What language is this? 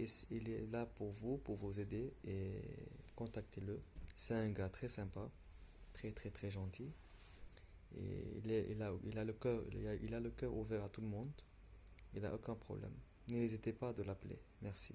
French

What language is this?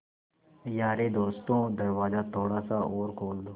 Hindi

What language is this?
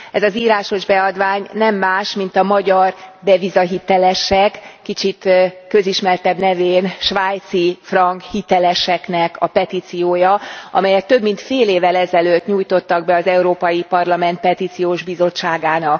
Hungarian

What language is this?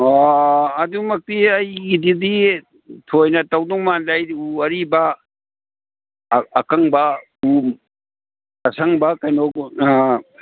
Manipuri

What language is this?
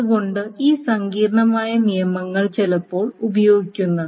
Malayalam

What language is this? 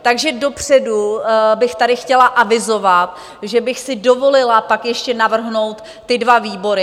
Czech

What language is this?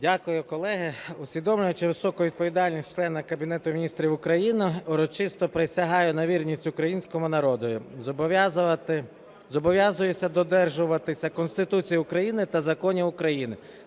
Ukrainian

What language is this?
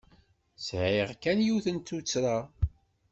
Kabyle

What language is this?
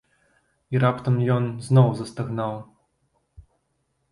Belarusian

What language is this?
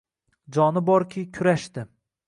Uzbek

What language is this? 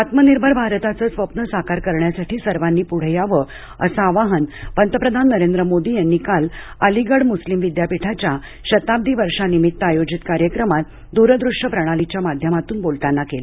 Marathi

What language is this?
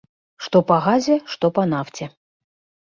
Belarusian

